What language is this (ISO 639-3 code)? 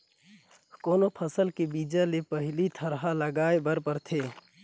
hne